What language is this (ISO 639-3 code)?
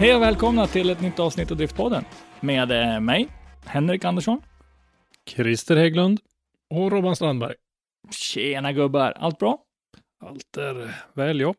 swe